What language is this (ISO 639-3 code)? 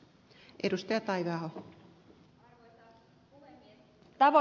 fin